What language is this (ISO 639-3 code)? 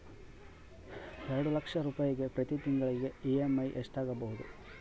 kan